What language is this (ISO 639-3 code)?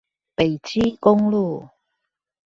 zho